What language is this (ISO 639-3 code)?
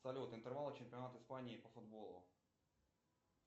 rus